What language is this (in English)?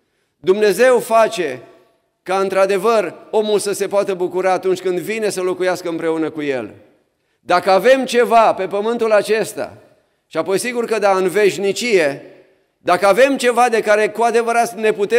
Romanian